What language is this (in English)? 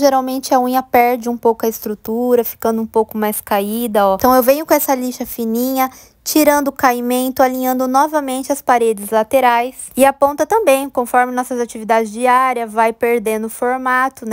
Portuguese